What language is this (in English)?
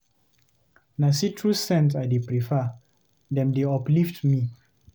Nigerian Pidgin